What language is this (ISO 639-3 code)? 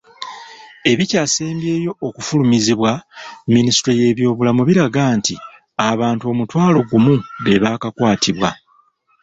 lug